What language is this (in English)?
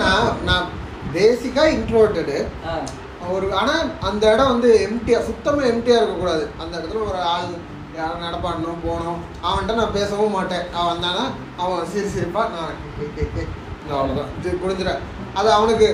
Tamil